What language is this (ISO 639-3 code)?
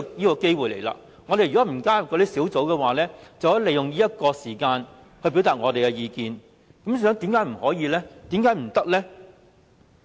yue